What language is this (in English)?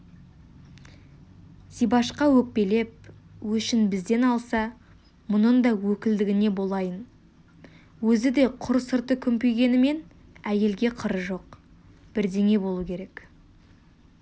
Kazakh